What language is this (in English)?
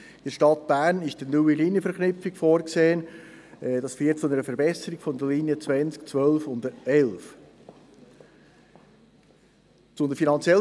Swiss German